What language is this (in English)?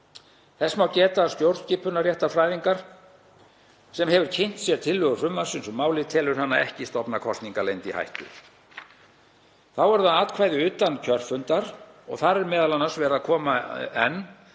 Icelandic